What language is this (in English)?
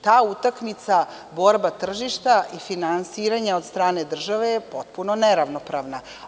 Serbian